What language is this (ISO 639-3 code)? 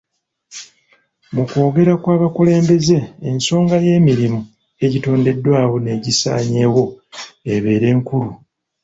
lug